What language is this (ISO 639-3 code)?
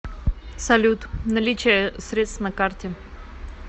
rus